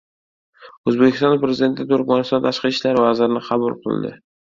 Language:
Uzbek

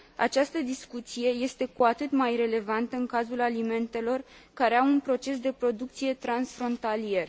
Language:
Romanian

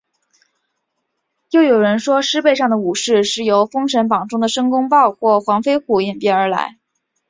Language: Chinese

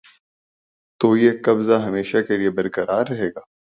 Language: Urdu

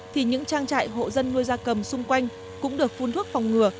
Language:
Vietnamese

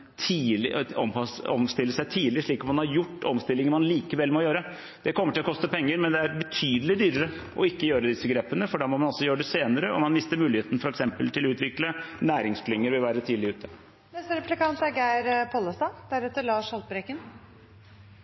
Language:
Norwegian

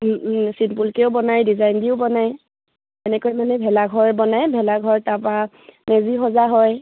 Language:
Assamese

